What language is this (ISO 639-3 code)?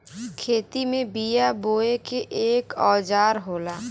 bho